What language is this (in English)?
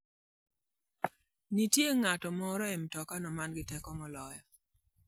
Luo (Kenya and Tanzania)